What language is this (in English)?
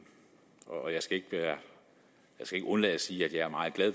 Danish